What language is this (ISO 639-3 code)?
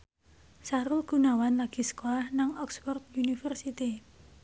jav